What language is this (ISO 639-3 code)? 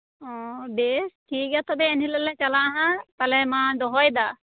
sat